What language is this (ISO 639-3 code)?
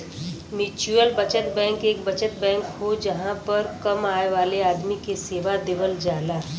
bho